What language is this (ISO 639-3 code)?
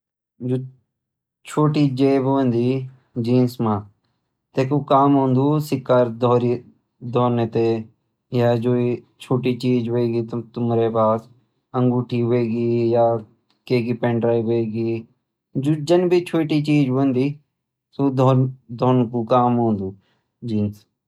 gbm